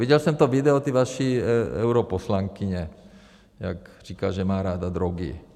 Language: Czech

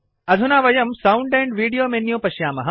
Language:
Sanskrit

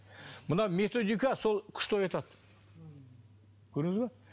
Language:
Kazakh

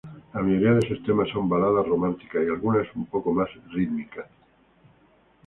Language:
Spanish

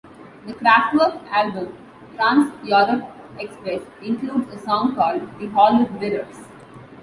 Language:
English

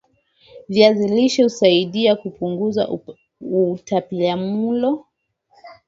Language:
Swahili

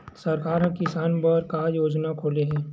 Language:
Chhattisgarhi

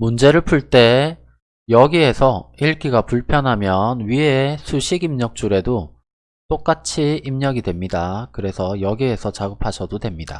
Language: Korean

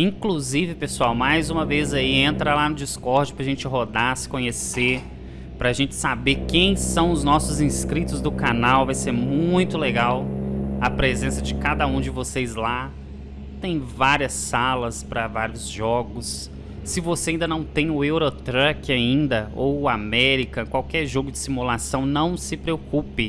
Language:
Portuguese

